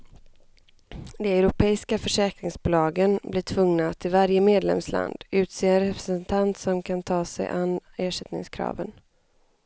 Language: Swedish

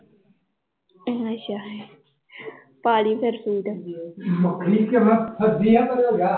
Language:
Punjabi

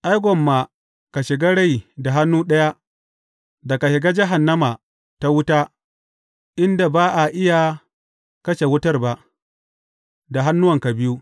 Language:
Hausa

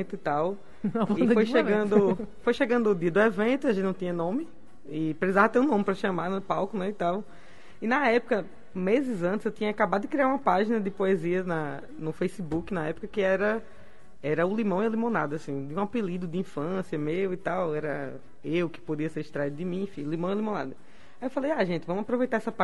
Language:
Portuguese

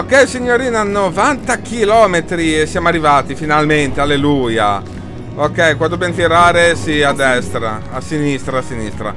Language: Italian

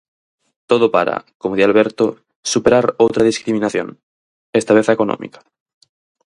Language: Galician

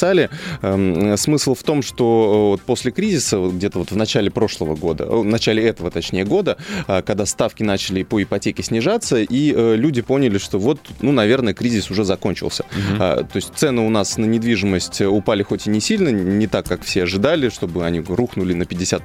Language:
Russian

